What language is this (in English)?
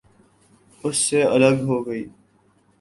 Urdu